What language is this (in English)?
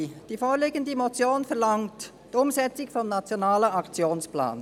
Swiss German